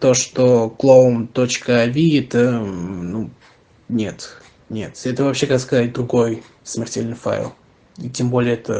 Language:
Russian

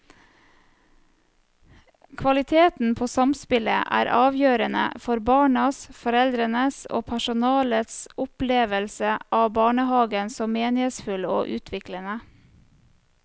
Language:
Norwegian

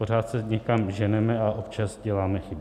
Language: Czech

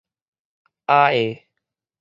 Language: Min Nan Chinese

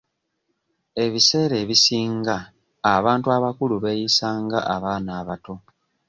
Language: Ganda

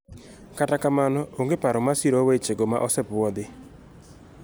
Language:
Luo (Kenya and Tanzania)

